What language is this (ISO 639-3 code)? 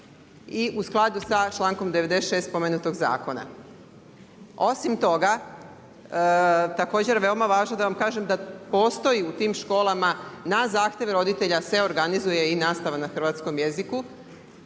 hrv